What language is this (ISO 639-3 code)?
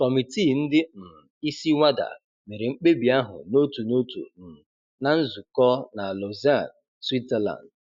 ibo